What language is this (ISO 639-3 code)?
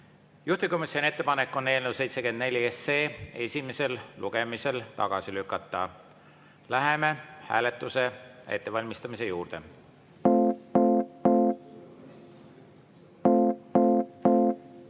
est